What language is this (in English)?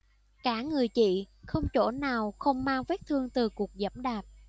Vietnamese